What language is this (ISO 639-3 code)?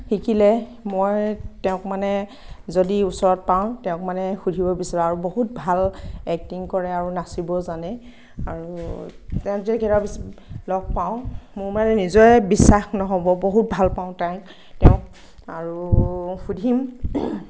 asm